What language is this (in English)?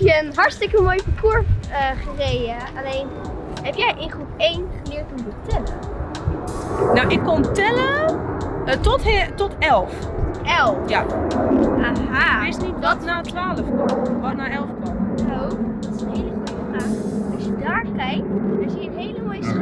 Dutch